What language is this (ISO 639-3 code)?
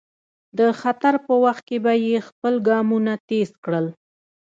pus